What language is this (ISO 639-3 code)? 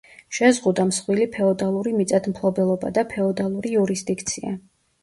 kat